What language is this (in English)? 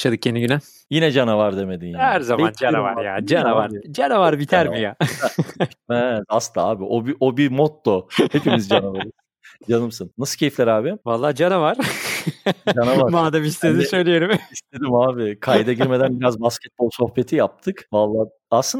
Turkish